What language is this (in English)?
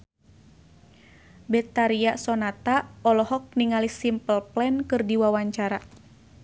Sundanese